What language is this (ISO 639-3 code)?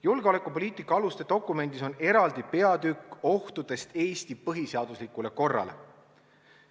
est